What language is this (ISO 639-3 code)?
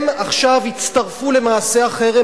heb